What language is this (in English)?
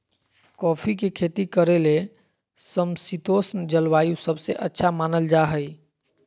Magahi